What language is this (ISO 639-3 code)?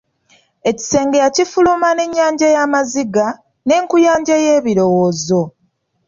lug